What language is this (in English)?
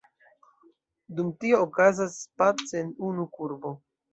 Esperanto